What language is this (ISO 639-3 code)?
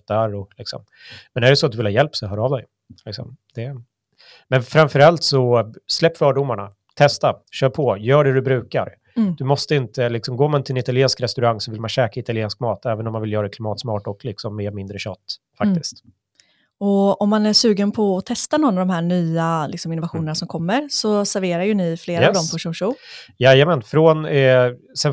swe